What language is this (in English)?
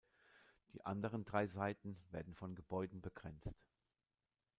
German